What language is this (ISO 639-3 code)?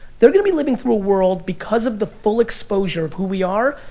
eng